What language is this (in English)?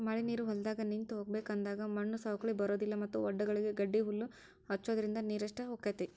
Kannada